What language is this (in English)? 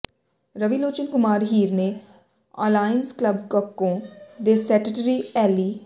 Punjabi